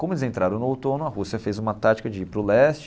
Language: Portuguese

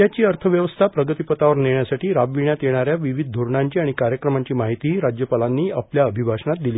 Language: Marathi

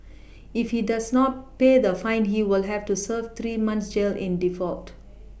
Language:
English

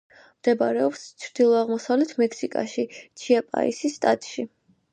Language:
Georgian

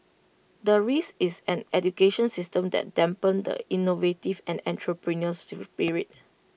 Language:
English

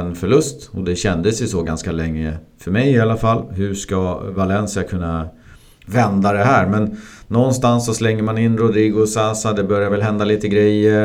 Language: Swedish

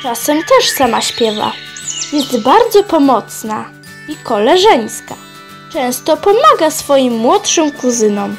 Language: Polish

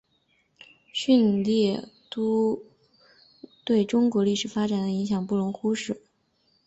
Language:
Chinese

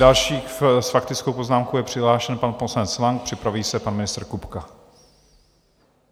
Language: Czech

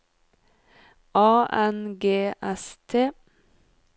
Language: Norwegian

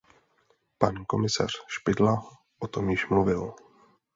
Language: Czech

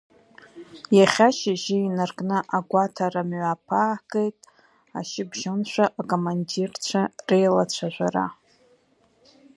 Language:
Abkhazian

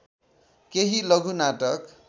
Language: Nepali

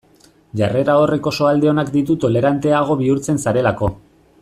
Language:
Basque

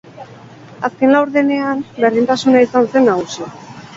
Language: Basque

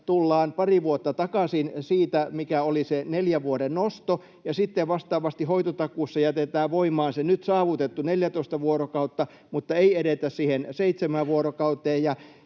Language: Finnish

